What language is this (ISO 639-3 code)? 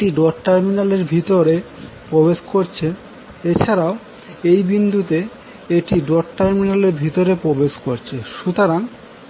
ben